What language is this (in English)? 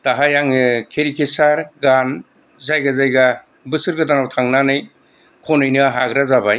Bodo